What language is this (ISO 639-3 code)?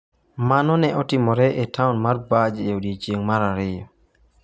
luo